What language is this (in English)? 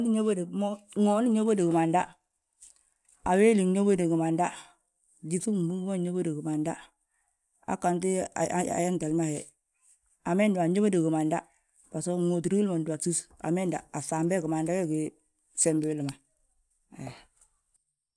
Balanta-Ganja